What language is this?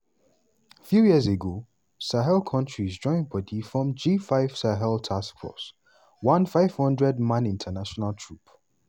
Nigerian Pidgin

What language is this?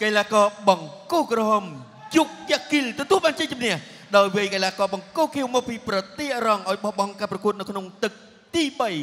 Thai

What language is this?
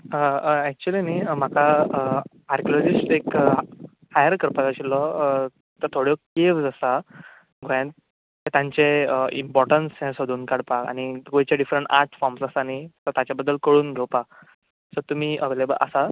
Konkani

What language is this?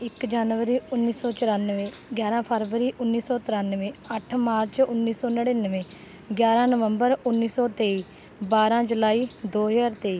Punjabi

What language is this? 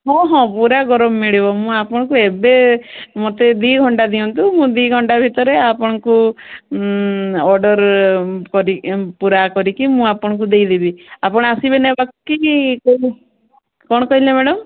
Odia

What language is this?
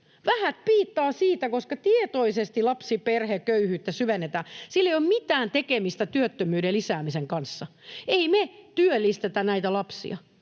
Finnish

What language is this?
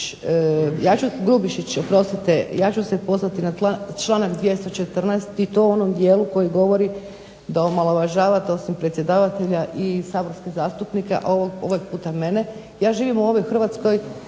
Croatian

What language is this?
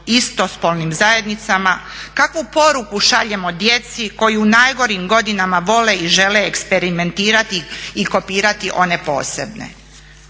Croatian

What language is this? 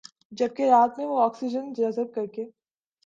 Urdu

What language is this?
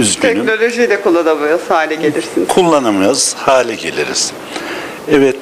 Turkish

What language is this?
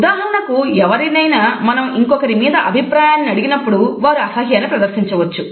Telugu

